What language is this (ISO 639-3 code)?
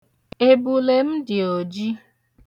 ibo